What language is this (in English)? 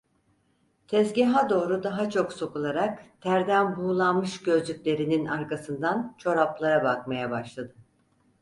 Turkish